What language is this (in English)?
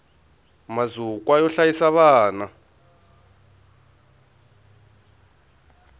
Tsonga